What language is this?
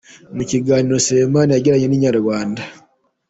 Kinyarwanda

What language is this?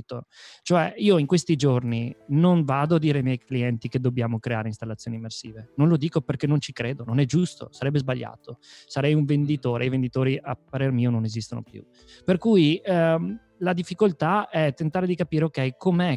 Italian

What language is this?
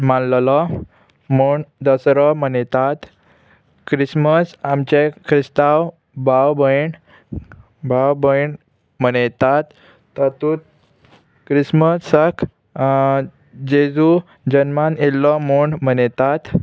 Konkani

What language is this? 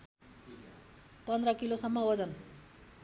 Nepali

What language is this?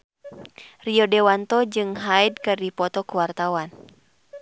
Sundanese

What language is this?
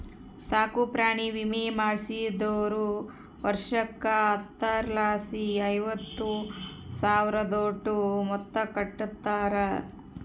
Kannada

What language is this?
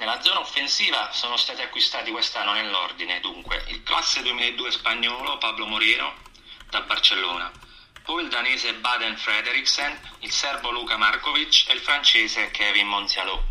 Italian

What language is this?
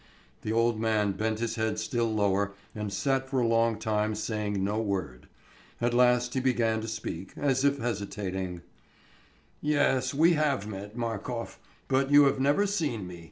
English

